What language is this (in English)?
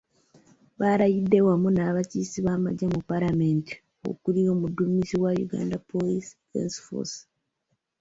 Ganda